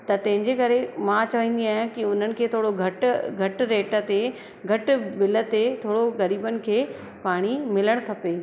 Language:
Sindhi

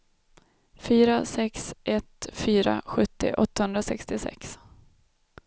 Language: Swedish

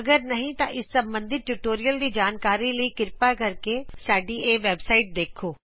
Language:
Punjabi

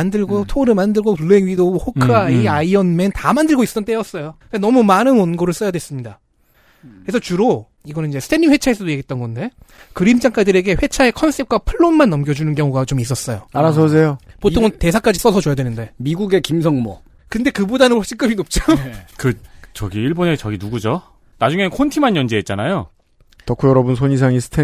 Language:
Korean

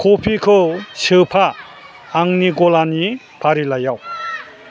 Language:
Bodo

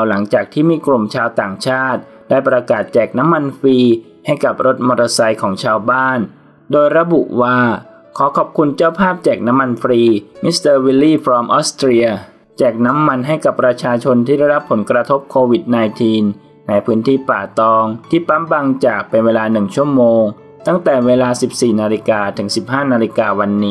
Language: Thai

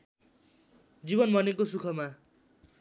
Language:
Nepali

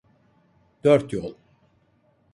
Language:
Turkish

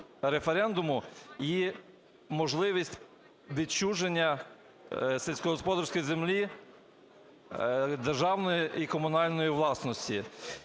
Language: Ukrainian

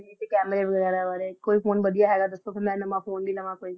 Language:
Punjabi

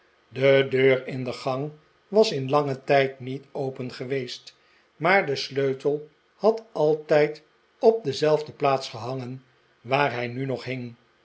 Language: Dutch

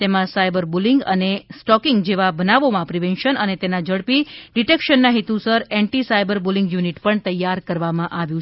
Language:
Gujarati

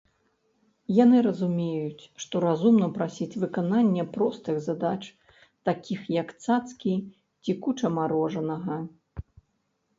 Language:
Belarusian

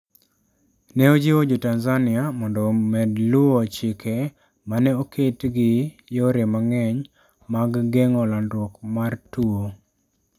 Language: Luo (Kenya and Tanzania)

